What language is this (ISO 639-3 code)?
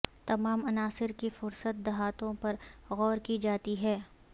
urd